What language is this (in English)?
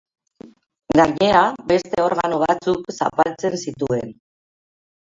Basque